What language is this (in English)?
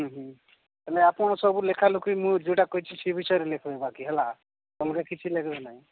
Odia